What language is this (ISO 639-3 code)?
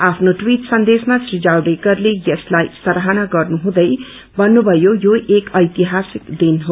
nep